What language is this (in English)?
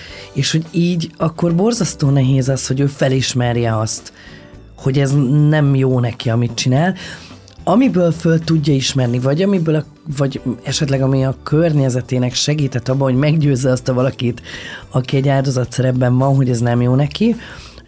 Hungarian